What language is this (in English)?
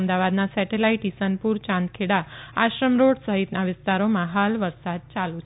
Gujarati